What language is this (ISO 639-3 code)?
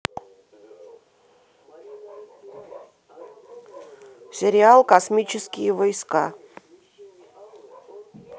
rus